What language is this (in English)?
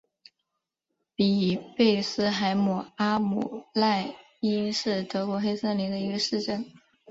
Chinese